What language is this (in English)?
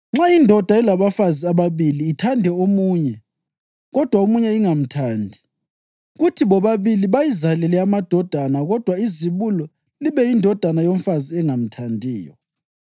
North Ndebele